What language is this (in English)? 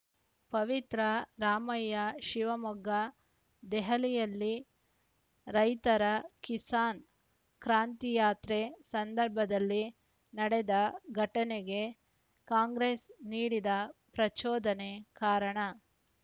Kannada